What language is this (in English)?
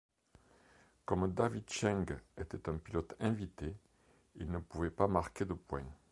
French